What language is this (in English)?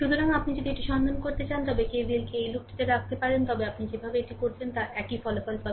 Bangla